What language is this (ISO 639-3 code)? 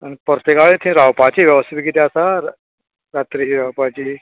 kok